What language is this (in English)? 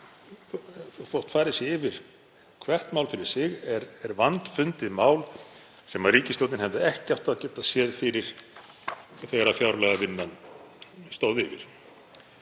Icelandic